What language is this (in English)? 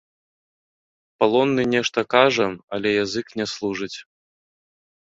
Belarusian